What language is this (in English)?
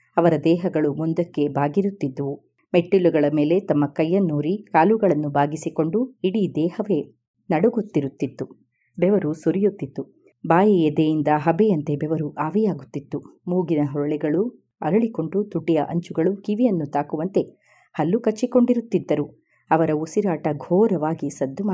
Kannada